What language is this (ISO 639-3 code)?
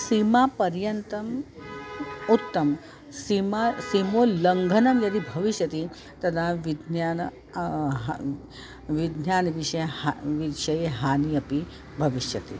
san